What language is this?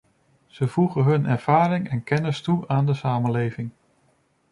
Dutch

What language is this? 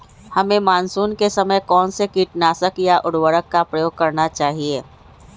Magahi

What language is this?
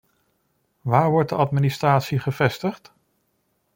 Dutch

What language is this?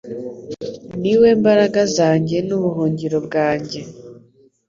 Kinyarwanda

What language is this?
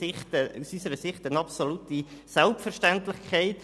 Swiss German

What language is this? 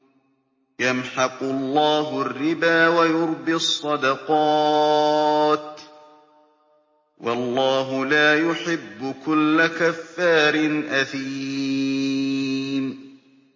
Arabic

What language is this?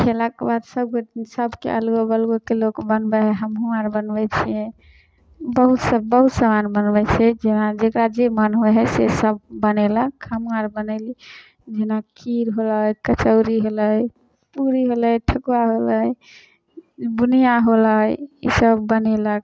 Maithili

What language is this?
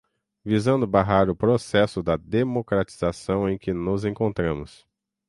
Portuguese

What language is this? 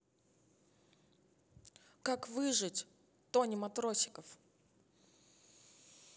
Russian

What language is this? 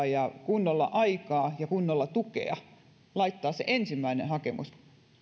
Finnish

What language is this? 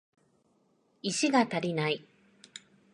Japanese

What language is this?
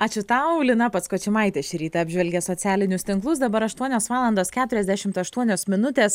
Lithuanian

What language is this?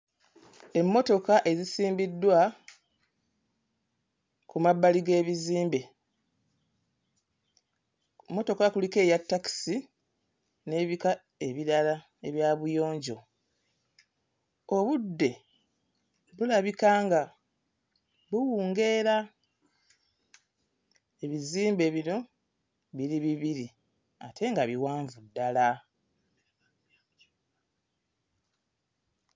Ganda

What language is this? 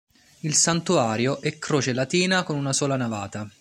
Italian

